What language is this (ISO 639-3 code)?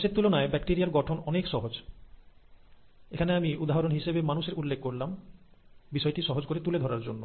ben